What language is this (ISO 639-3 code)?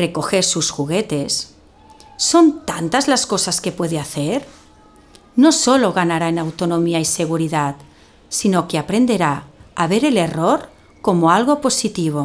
spa